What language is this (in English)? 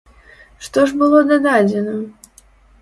Belarusian